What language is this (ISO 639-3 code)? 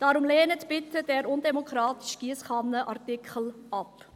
gsw